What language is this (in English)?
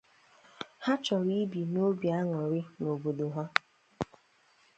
Igbo